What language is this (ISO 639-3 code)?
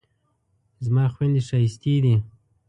pus